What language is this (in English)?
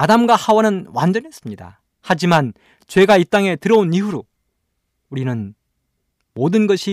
Korean